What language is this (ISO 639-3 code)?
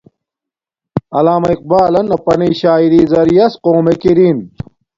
dmk